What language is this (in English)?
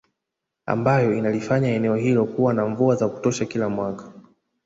Swahili